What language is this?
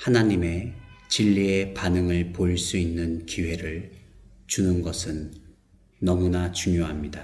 Korean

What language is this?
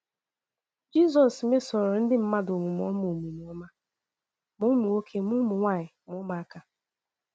Igbo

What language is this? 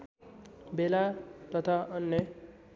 Nepali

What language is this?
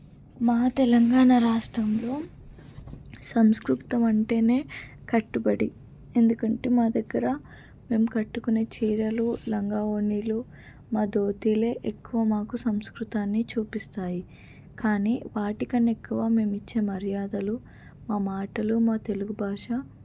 Telugu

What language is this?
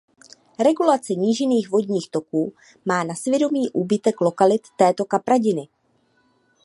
Czech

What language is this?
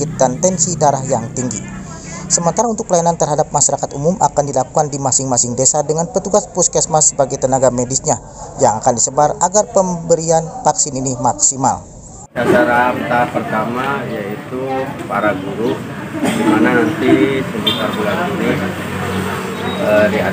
Indonesian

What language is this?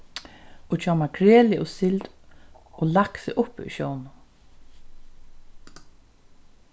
Faroese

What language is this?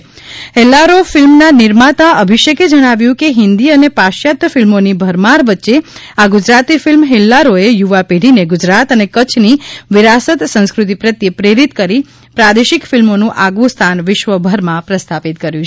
Gujarati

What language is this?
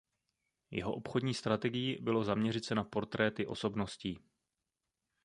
Czech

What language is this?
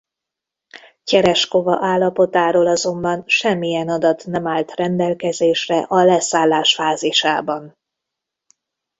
Hungarian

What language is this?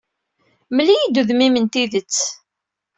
Kabyle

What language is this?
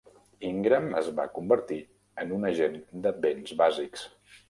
Catalan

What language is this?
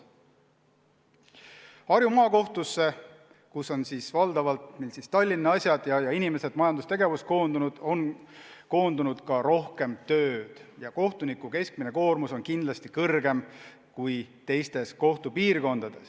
Estonian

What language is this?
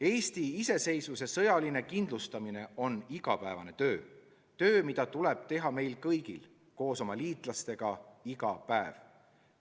Estonian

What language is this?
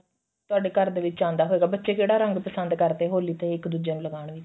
Punjabi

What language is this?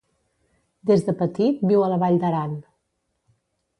Catalan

